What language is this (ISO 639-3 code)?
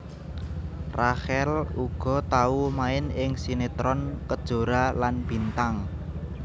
jav